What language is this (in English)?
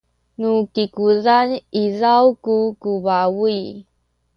Sakizaya